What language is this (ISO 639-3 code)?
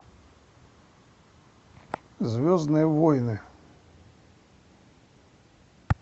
rus